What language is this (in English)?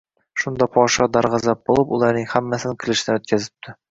Uzbek